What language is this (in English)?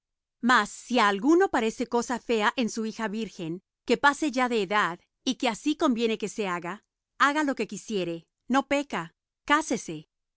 Spanish